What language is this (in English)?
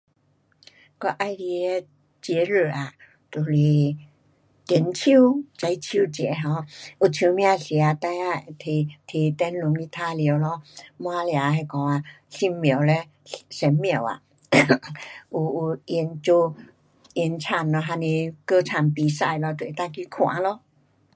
Pu-Xian Chinese